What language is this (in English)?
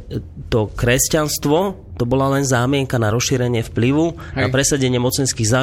Slovak